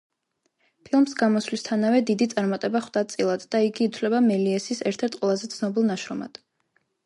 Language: Georgian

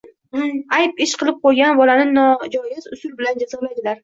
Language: Uzbek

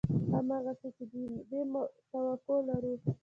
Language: Pashto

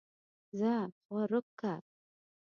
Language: Pashto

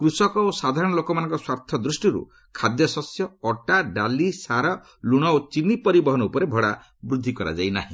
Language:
Odia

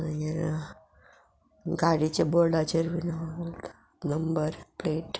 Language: Konkani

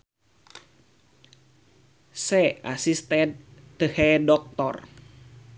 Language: Sundanese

